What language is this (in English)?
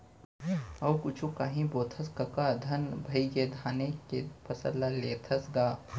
Chhattisgarhi